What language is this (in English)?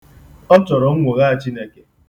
Igbo